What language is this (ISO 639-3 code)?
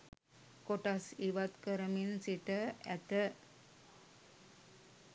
sin